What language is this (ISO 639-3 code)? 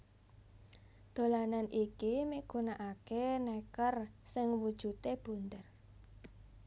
jav